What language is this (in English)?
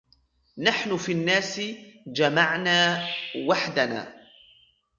Arabic